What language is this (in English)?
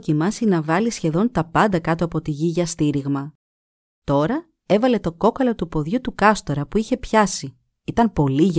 Greek